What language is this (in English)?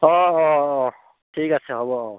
Assamese